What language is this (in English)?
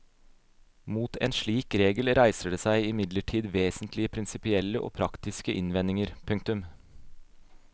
Norwegian